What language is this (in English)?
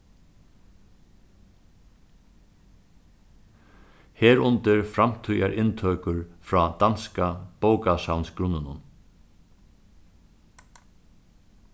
Faroese